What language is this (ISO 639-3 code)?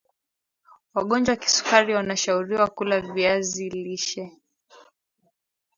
swa